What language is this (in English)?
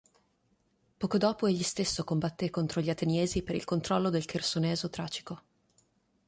Italian